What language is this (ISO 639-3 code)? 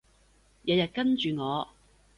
yue